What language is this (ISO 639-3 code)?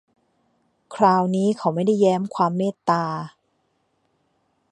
tha